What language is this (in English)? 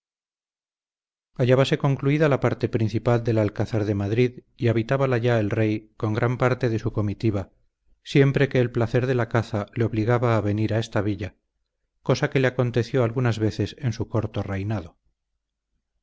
Spanish